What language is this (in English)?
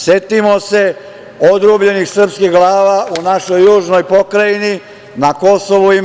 Serbian